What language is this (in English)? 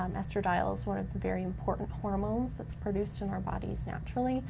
English